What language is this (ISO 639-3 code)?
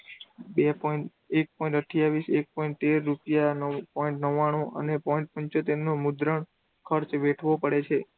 guj